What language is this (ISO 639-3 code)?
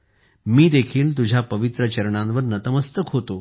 mar